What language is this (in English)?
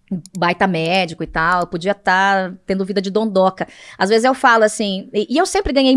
Portuguese